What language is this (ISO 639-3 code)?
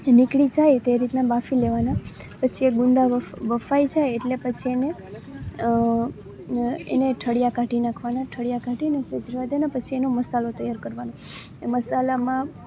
guj